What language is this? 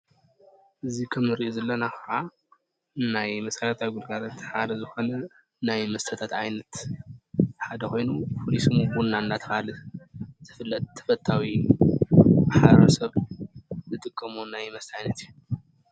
Tigrinya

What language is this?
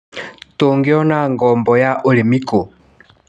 Kikuyu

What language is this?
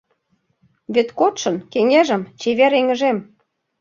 Mari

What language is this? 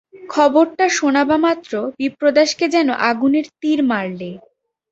Bangla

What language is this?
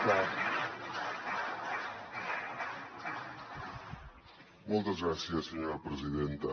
Catalan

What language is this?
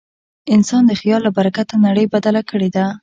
Pashto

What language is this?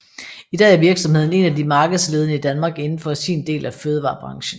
Danish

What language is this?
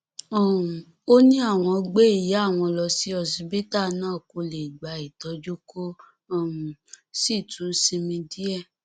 Yoruba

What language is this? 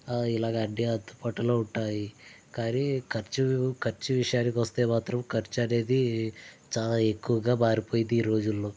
Telugu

